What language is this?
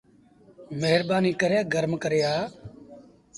Sindhi Bhil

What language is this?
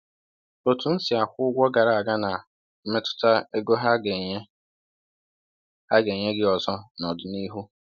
Igbo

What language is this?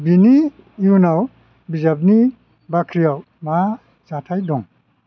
Bodo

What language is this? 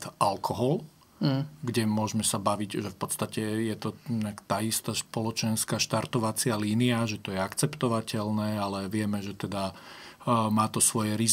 Slovak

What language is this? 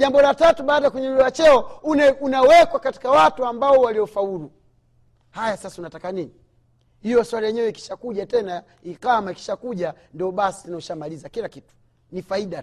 Swahili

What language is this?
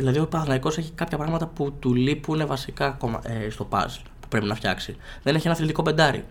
Greek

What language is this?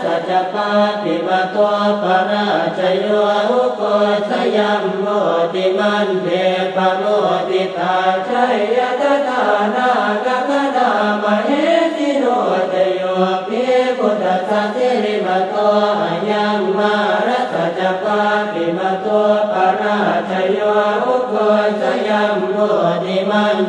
Thai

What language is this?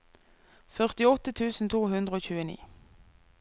Norwegian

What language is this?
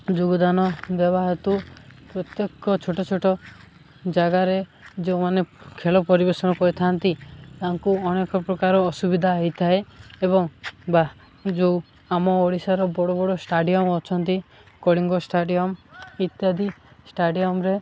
Odia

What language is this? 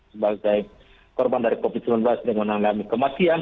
Indonesian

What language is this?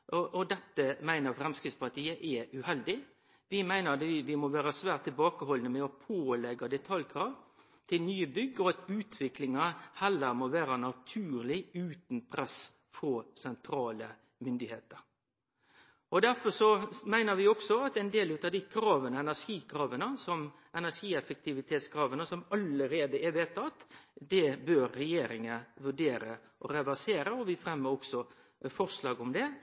Norwegian Nynorsk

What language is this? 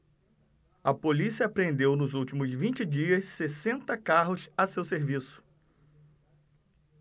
Portuguese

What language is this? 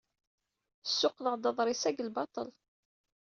Kabyle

